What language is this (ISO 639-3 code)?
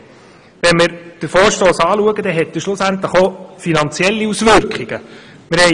gsw